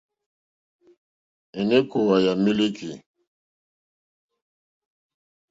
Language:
Mokpwe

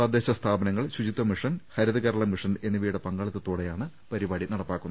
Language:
Malayalam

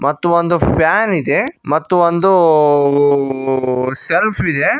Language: Kannada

